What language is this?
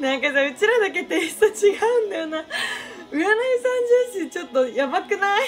Japanese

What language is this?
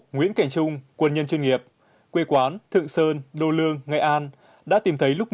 Vietnamese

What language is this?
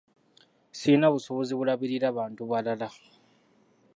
Ganda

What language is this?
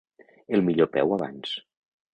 Catalan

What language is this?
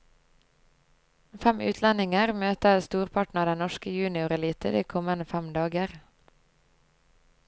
Norwegian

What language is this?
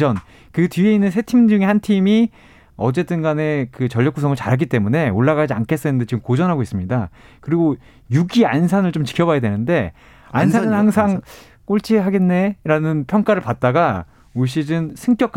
Korean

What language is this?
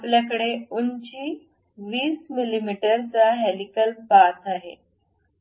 Marathi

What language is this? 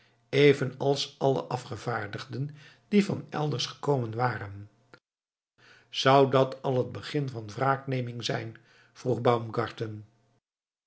Dutch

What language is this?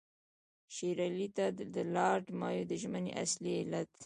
Pashto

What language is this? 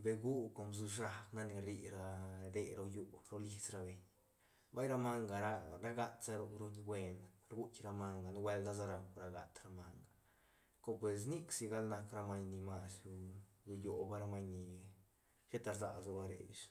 Santa Catarina Albarradas Zapotec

